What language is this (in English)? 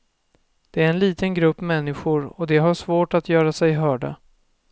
Swedish